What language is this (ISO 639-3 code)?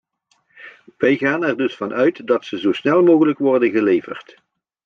nld